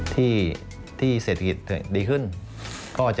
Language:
Thai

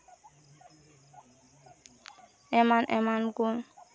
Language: Santali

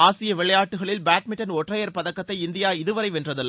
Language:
Tamil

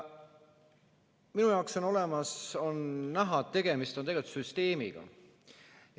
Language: Estonian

